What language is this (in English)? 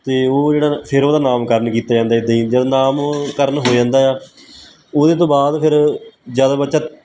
Punjabi